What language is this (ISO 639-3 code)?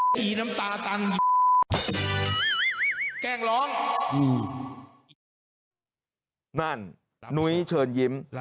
tha